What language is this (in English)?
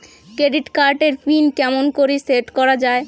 Bangla